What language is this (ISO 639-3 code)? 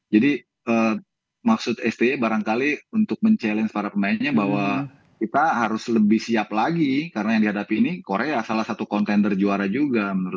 ind